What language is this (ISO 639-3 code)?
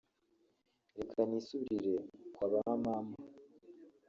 kin